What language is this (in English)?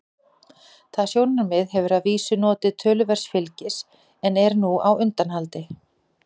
Icelandic